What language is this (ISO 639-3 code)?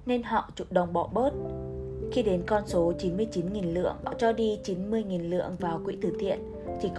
vie